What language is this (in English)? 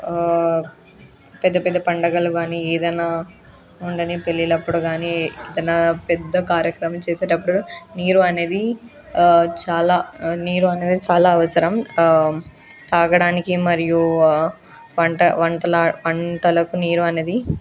Telugu